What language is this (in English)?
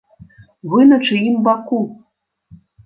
Belarusian